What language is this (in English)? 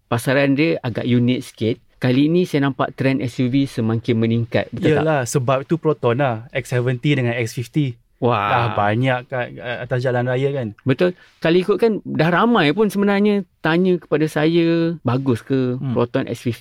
Malay